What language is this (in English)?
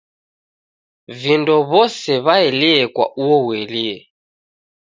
Taita